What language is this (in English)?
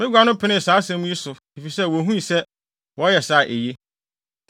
Akan